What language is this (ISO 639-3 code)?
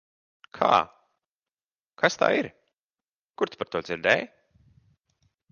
lav